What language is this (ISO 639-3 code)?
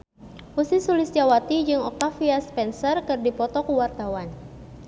sun